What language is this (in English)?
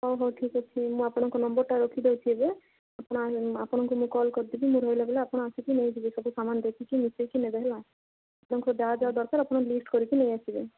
Odia